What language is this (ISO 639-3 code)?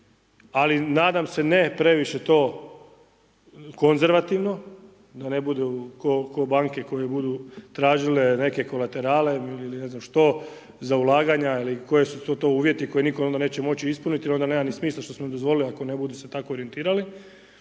hrv